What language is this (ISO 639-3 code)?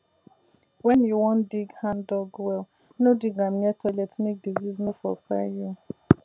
pcm